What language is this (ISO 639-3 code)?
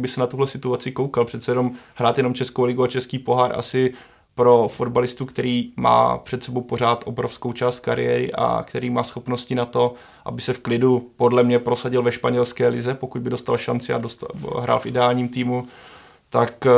ces